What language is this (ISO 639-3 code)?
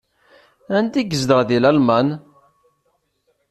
kab